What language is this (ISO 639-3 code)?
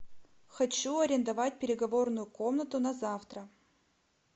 rus